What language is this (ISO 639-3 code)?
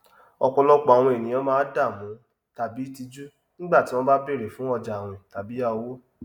yor